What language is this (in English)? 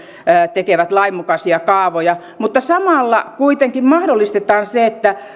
Finnish